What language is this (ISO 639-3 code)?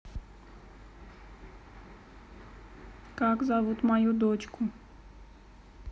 rus